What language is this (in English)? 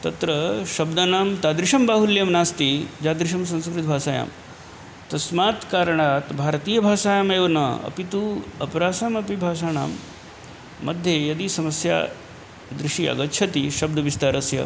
Sanskrit